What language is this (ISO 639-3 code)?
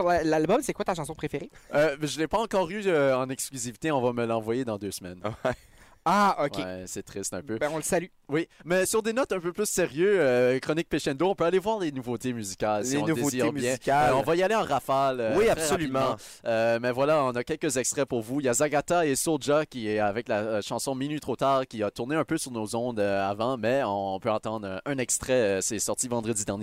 fra